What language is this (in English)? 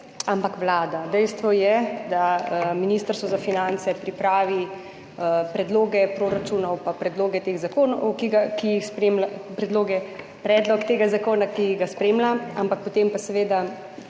Slovenian